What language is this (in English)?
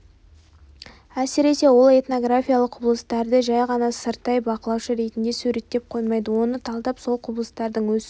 Kazakh